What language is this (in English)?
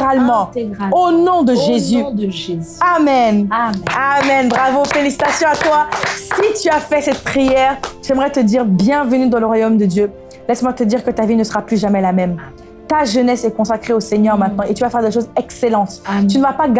French